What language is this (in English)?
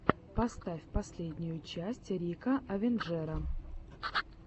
Russian